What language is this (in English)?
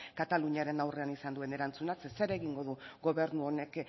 Basque